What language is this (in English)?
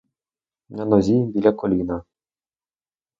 Ukrainian